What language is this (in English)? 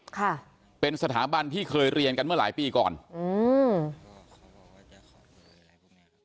Thai